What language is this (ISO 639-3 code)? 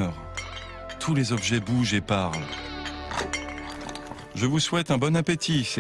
fra